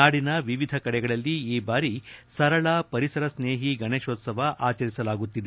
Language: Kannada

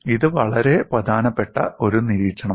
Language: Malayalam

